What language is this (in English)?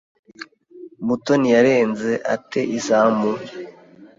Kinyarwanda